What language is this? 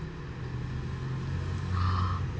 English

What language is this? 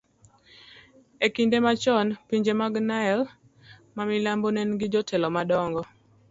Luo (Kenya and Tanzania)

